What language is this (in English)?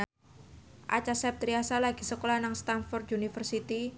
Javanese